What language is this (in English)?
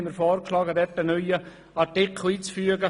Swiss German